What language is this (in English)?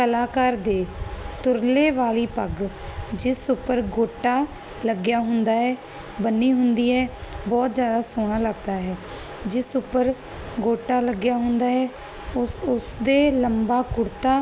Punjabi